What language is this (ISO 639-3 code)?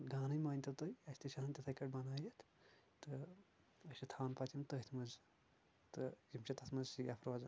kas